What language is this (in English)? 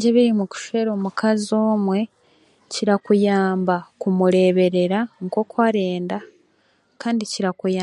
Chiga